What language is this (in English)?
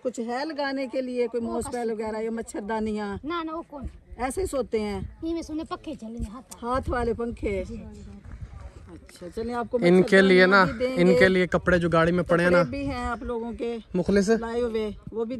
Hindi